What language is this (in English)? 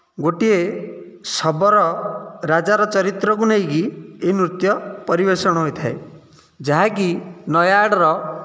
Odia